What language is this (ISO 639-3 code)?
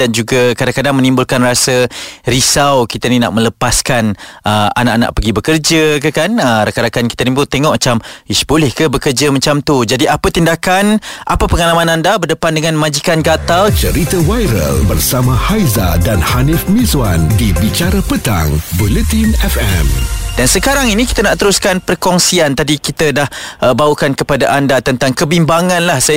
msa